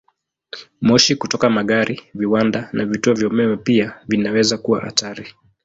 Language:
Swahili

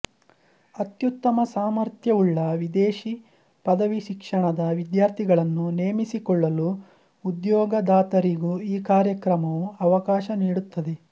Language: Kannada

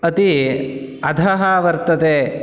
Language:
Sanskrit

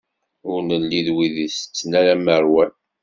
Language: Kabyle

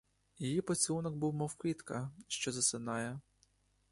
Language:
Ukrainian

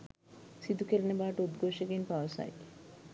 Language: Sinhala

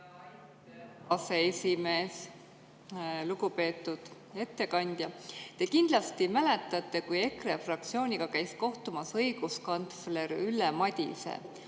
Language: Estonian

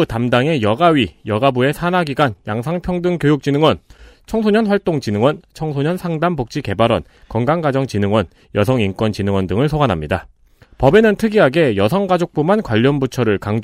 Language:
Korean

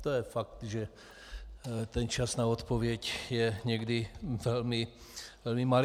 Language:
Czech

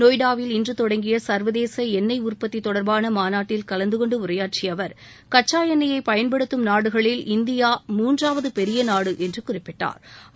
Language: Tamil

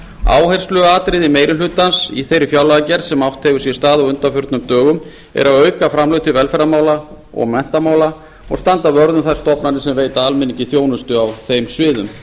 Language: Icelandic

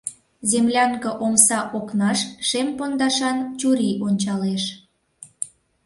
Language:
Mari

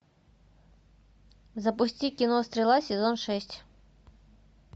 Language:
Russian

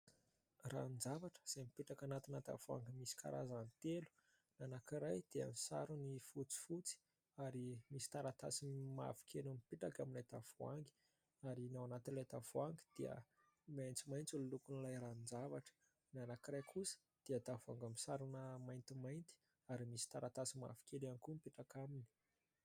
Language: Malagasy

